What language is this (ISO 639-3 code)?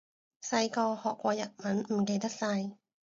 yue